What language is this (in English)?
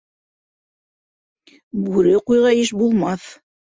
Bashkir